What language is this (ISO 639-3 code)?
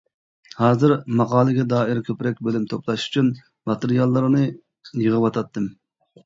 uig